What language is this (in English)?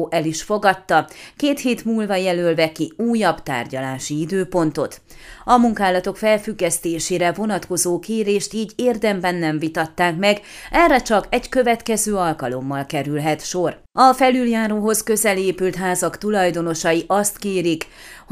Hungarian